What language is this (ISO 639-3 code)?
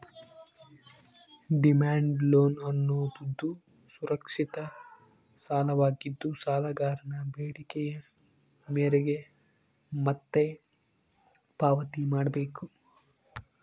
kan